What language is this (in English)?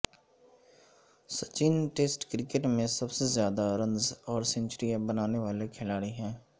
Urdu